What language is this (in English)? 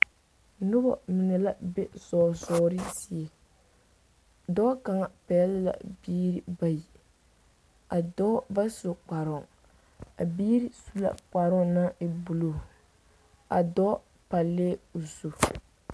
Southern Dagaare